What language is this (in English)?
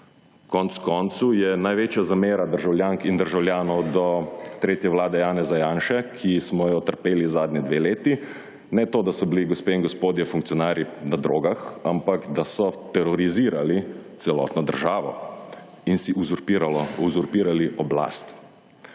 Slovenian